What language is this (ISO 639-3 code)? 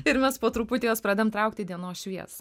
lit